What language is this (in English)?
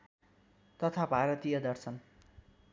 Nepali